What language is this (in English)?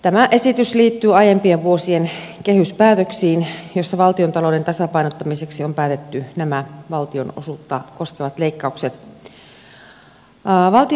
Finnish